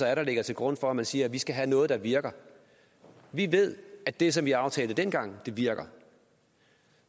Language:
Danish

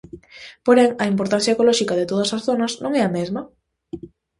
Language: Galician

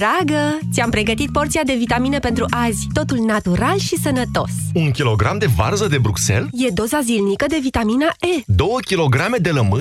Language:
Romanian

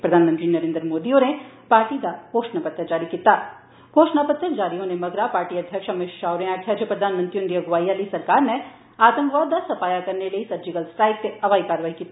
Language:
Dogri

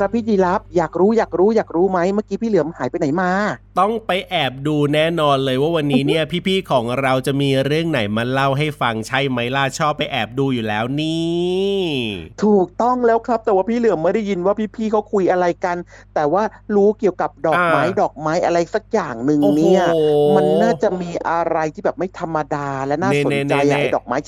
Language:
Thai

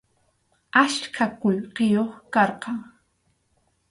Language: Arequipa-La Unión Quechua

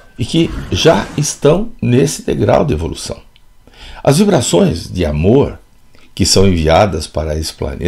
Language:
Portuguese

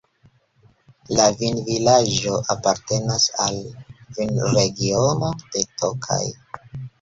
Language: Esperanto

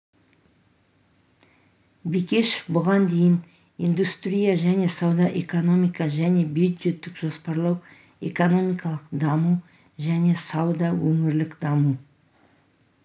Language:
Kazakh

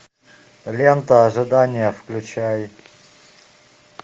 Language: Russian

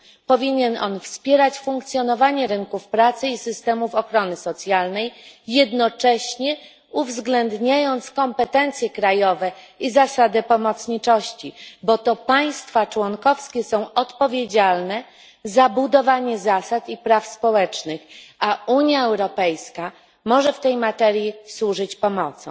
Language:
Polish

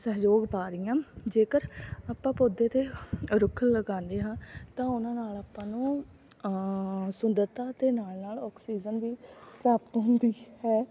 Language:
Punjabi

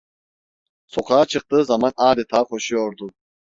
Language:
Turkish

